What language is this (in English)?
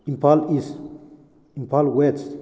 Manipuri